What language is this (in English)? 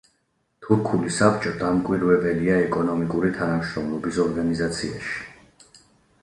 Georgian